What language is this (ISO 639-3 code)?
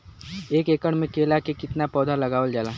bho